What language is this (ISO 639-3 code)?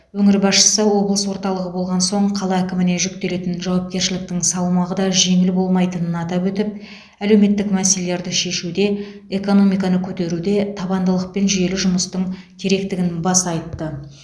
kaz